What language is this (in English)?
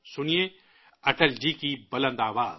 Urdu